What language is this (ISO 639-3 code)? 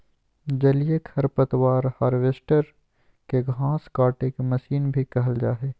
mag